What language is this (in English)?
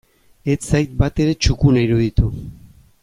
Basque